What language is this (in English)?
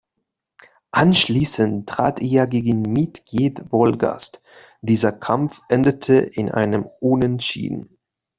German